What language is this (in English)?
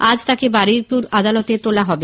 Bangla